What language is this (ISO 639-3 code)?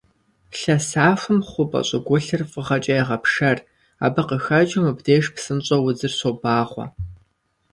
kbd